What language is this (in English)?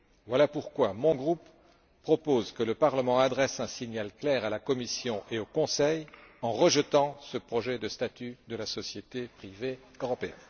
French